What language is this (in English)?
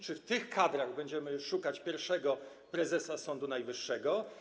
Polish